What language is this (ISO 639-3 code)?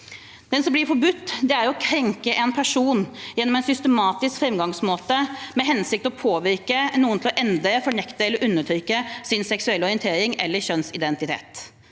nor